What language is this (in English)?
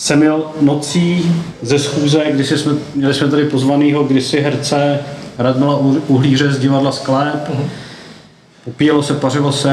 Czech